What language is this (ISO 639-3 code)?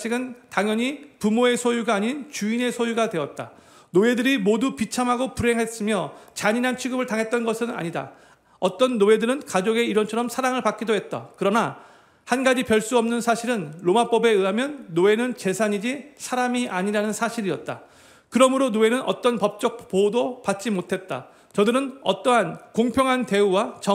kor